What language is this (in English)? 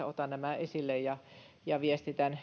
Finnish